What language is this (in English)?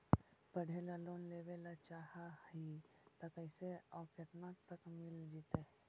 Magahi